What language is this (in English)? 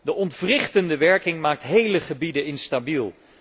Dutch